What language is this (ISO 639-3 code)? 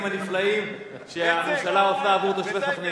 heb